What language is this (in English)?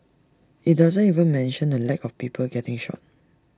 English